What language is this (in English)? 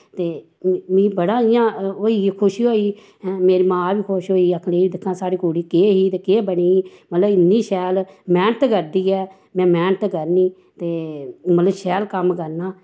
Dogri